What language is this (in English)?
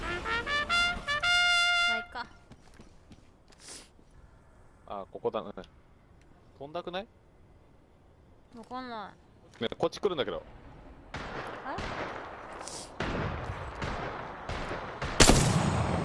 Japanese